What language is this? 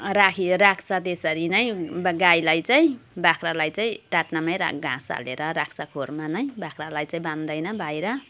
Nepali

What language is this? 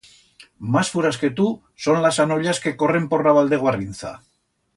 Aragonese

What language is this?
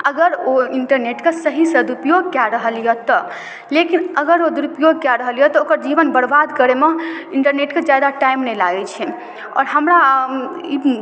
Maithili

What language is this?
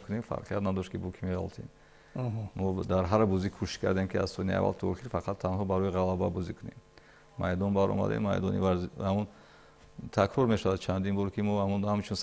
Persian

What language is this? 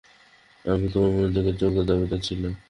Bangla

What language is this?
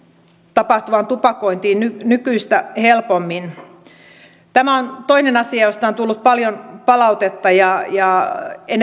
Finnish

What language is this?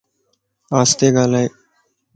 Lasi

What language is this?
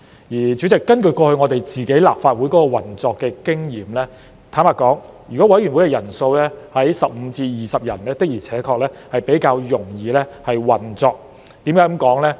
Cantonese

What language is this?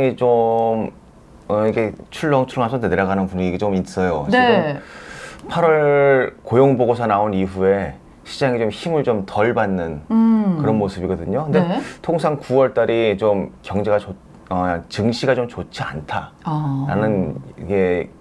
Korean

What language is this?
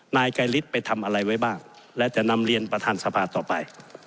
Thai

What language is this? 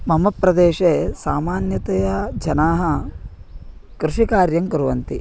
Sanskrit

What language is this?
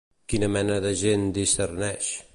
Catalan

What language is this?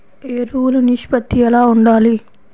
Telugu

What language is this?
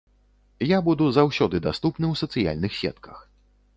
Belarusian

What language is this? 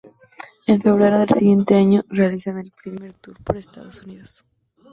Spanish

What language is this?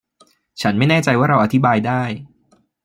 Thai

